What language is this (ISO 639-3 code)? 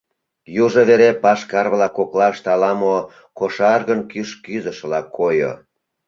chm